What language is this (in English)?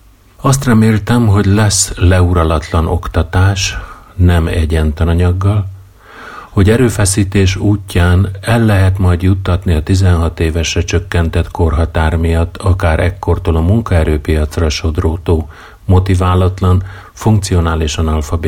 Hungarian